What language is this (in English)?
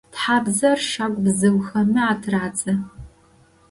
Adyghe